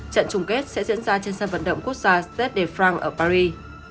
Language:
Vietnamese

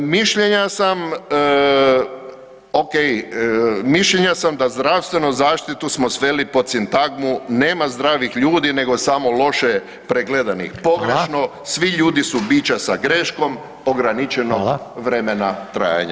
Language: Croatian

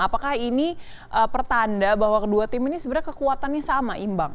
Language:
Indonesian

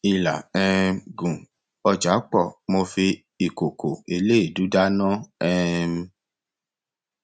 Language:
Yoruba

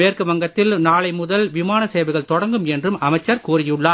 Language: Tamil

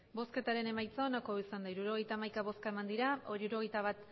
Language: Basque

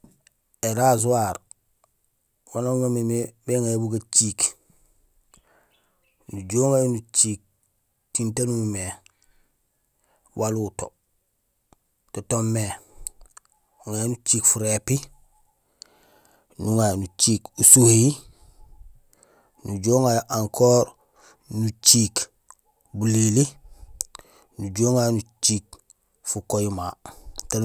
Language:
Gusilay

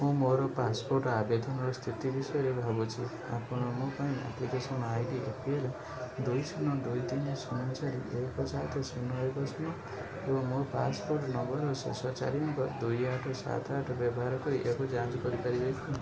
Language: Odia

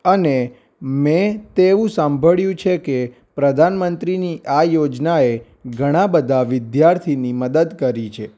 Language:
Gujarati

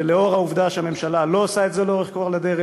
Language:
Hebrew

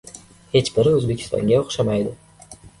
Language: Uzbek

